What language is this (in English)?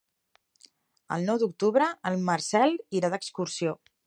Catalan